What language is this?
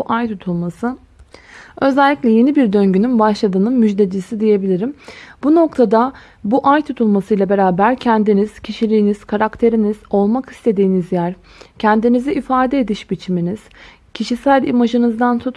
Turkish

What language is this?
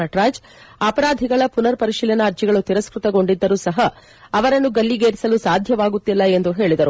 Kannada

